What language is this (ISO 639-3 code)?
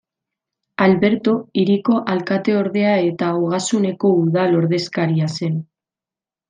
eus